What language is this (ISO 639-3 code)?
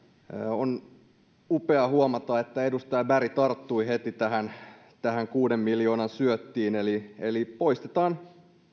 fin